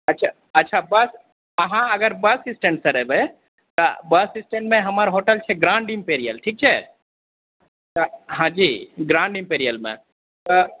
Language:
Maithili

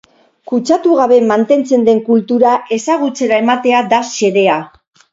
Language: Basque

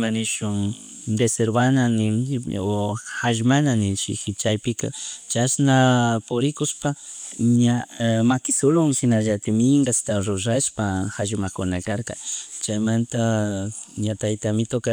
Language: Chimborazo Highland Quichua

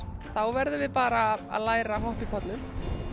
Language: Icelandic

